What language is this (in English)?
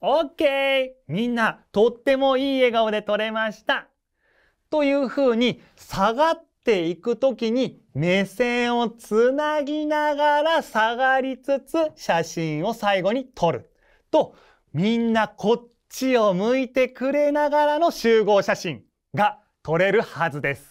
Japanese